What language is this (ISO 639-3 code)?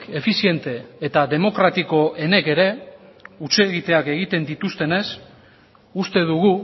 eus